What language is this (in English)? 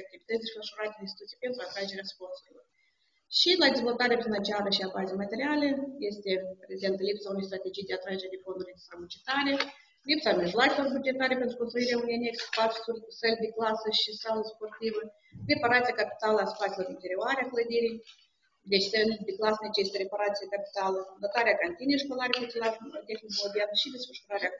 Romanian